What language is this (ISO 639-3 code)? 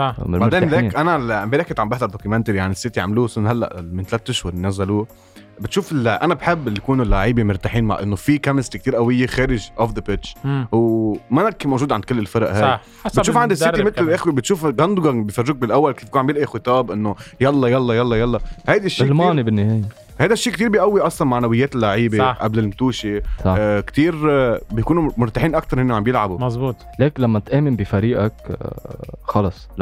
ara